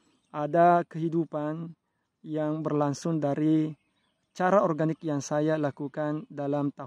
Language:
Indonesian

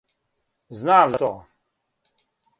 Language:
Serbian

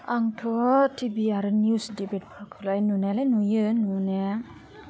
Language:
Bodo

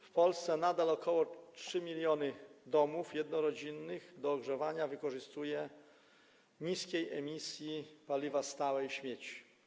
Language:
Polish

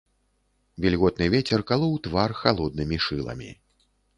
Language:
Belarusian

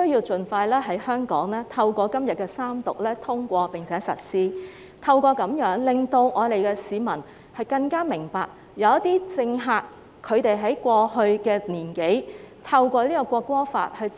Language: Cantonese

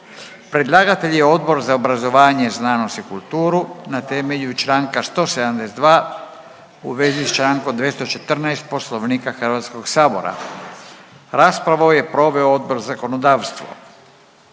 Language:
Croatian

